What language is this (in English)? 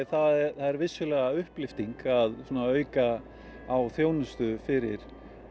Icelandic